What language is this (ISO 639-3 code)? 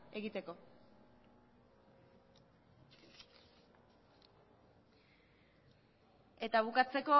eus